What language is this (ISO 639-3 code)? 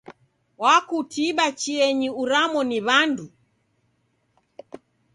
dav